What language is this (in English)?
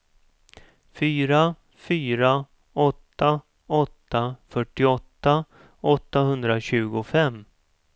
Swedish